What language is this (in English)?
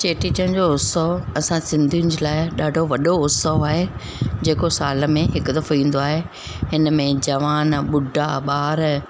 Sindhi